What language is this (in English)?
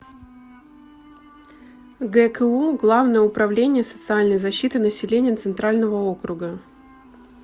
Russian